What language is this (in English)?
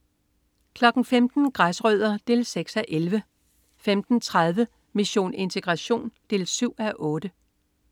Danish